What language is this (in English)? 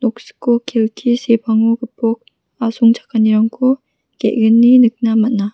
Garo